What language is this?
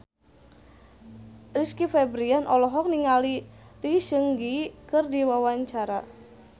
Sundanese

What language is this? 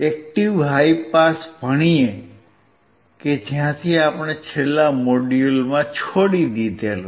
Gujarati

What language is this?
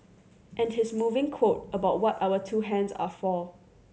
English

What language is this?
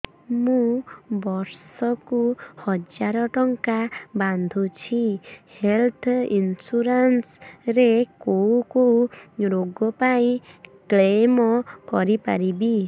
Odia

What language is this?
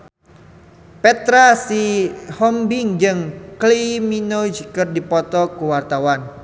Sundanese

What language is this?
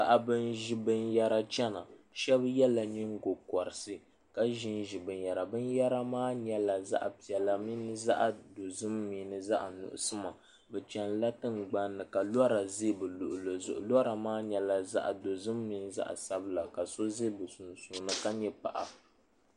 Dagbani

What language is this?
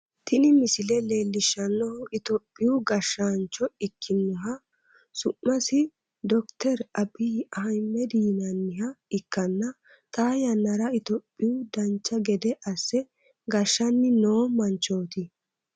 Sidamo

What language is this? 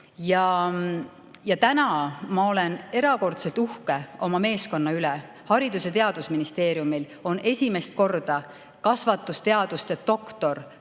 Estonian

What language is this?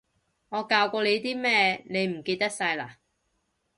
Cantonese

